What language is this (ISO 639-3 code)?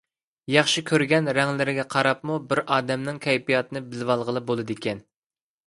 uig